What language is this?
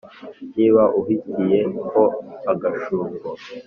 Kinyarwanda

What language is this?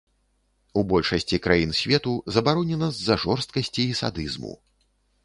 Belarusian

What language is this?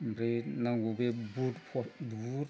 Bodo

